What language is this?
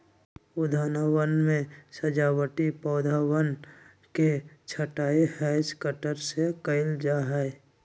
Magahi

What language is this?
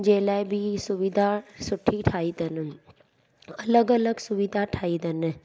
Sindhi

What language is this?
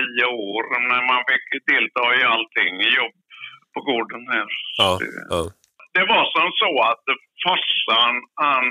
Swedish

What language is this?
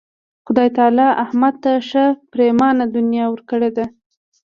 Pashto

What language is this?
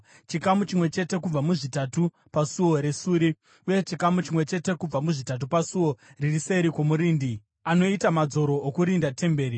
Shona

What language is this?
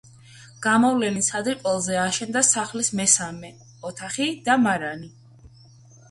Georgian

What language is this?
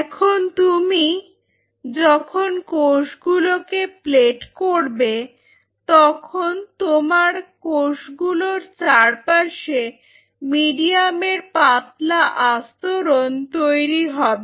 Bangla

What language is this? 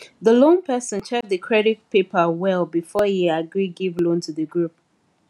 Nigerian Pidgin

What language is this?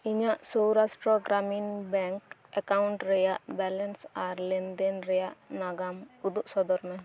Santali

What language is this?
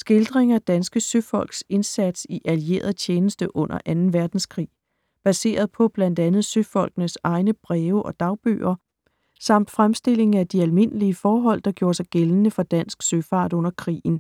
Danish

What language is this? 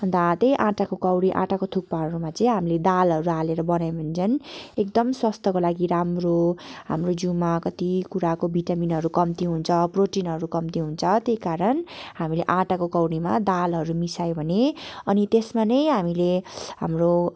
Nepali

